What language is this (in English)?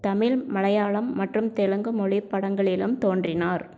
Tamil